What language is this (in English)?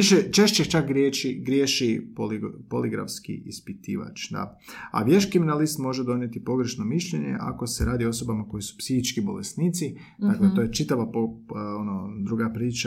Croatian